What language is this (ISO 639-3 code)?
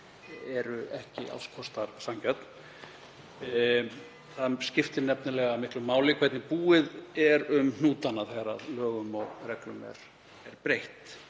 isl